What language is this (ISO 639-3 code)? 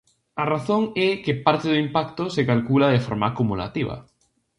glg